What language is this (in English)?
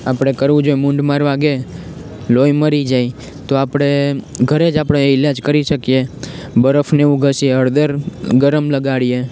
Gujarati